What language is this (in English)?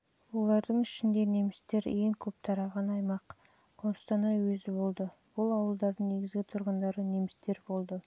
Kazakh